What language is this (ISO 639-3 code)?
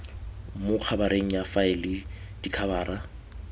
tsn